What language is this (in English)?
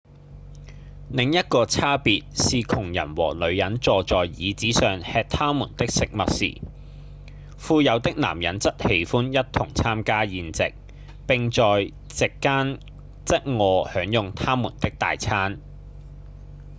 Cantonese